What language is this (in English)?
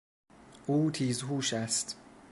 Persian